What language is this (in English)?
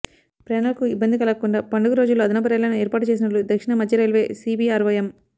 Telugu